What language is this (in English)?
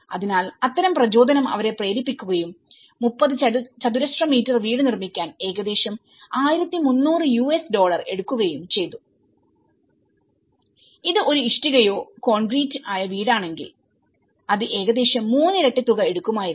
Malayalam